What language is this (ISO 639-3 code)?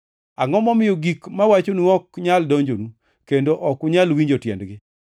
luo